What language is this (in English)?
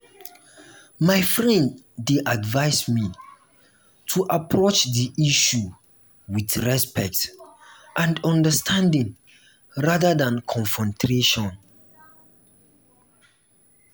Nigerian Pidgin